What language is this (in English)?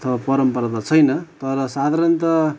Nepali